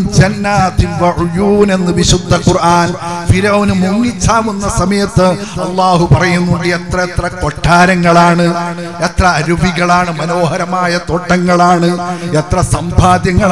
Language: Arabic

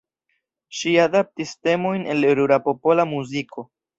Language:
Esperanto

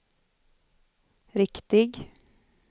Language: Swedish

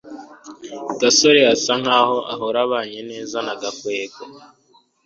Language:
Kinyarwanda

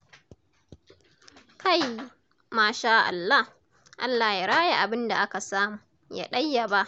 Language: Hausa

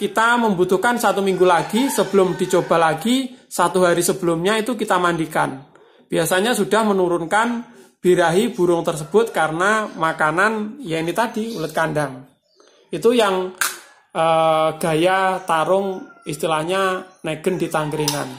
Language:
Indonesian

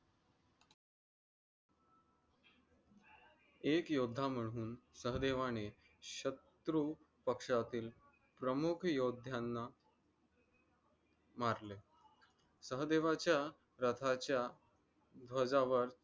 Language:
Marathi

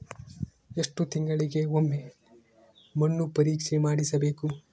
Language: Kannada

